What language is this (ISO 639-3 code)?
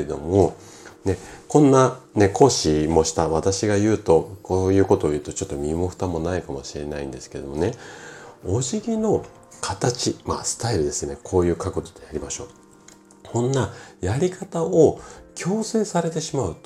jpn